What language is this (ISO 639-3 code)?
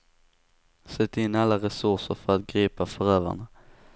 swe